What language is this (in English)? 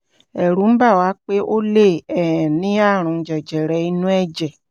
Yoruba